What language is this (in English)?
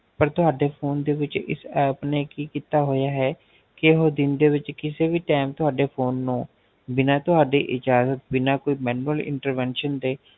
Punjabi